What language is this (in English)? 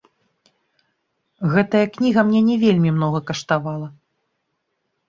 Belarusian